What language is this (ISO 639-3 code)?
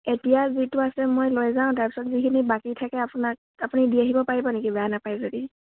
asm